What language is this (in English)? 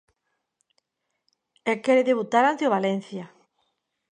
Galician